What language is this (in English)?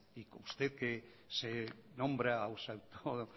Spanish